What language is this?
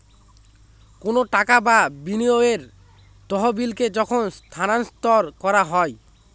Bangla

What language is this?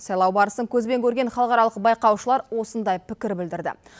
Kazakh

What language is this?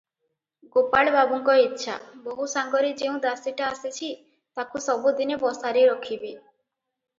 Odia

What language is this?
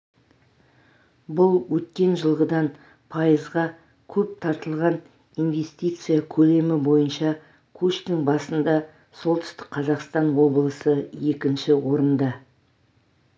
Kazakh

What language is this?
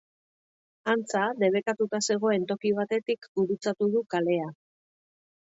Basque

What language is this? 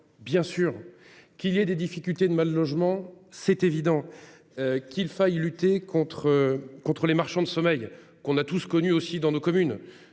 French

